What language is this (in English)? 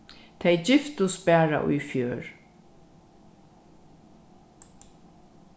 Faroese